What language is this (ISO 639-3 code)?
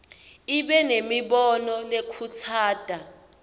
ssw